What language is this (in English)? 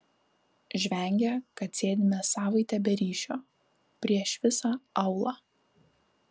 Lithuanian